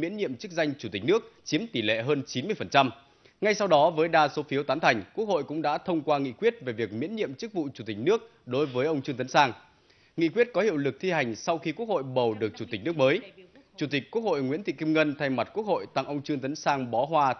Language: Vietnamese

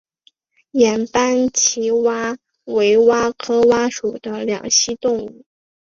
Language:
Chinese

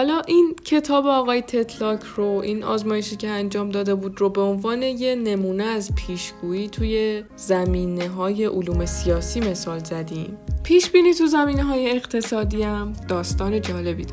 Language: Persian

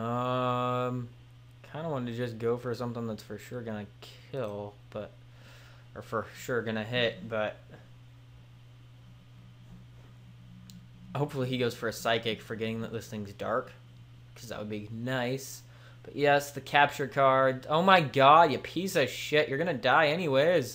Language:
English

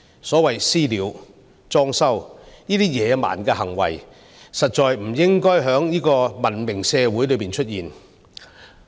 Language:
Cantonese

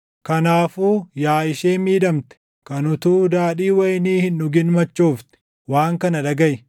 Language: Oromo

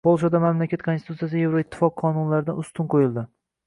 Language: Uzbek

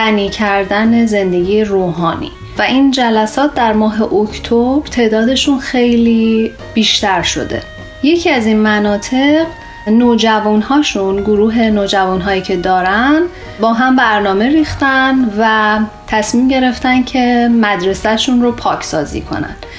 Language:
Persian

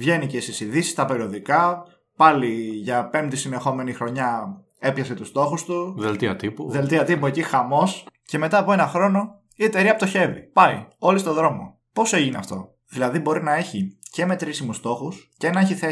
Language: Greek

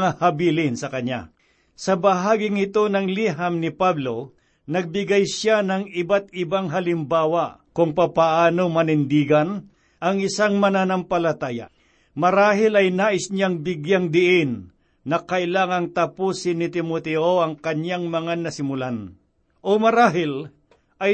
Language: Filipino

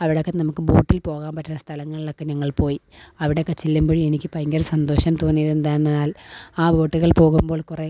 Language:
Malayalam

